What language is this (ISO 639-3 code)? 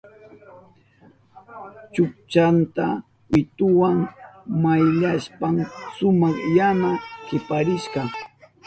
qup